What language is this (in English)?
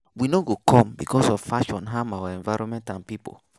Nigerian Pidgin